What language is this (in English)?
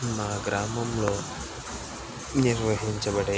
Telugu